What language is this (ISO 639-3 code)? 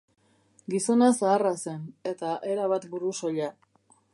eus